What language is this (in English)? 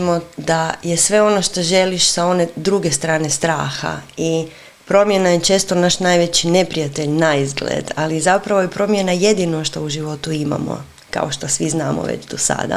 Croatian